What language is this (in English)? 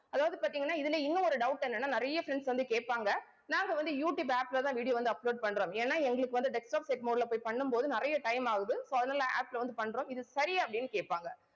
Tamil